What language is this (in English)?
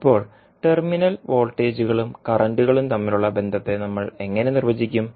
Malayalam